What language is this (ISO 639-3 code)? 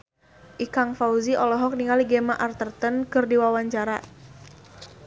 sun